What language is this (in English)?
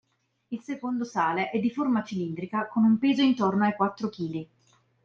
Italian